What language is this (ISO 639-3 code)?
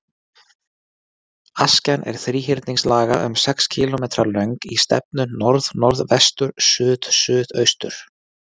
isl